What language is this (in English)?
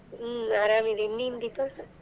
Kannada